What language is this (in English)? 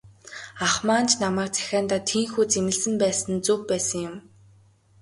Mongolian